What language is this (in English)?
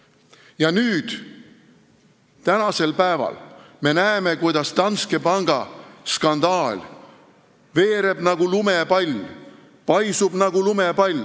Estonian